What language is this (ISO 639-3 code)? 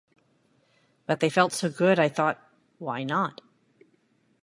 eng